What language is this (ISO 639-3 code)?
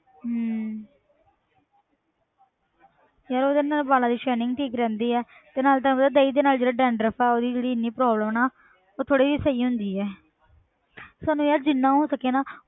pan